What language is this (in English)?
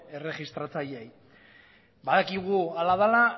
Basque